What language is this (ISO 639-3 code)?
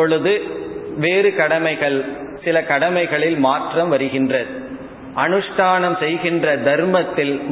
tam